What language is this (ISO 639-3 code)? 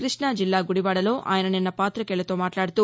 tel